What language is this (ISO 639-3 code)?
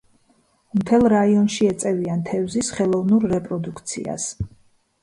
kat